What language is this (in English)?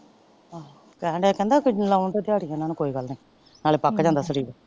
Punjabi